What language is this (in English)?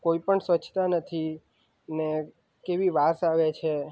Gujarati